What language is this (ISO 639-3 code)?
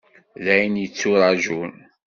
kab